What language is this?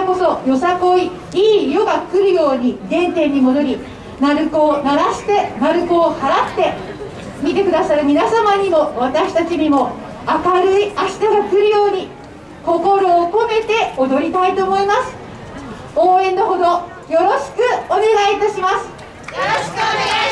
Japanese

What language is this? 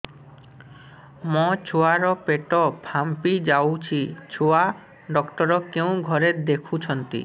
Odia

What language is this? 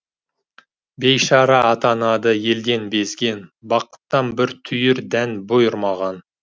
Kazakh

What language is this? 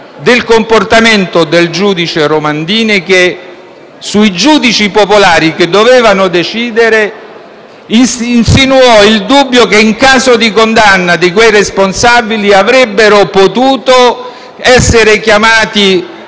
Italian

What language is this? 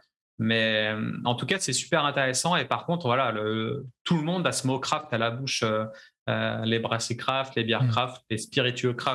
French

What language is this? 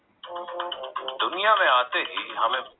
Gujarati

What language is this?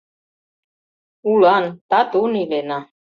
Mari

